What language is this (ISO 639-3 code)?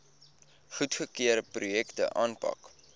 afr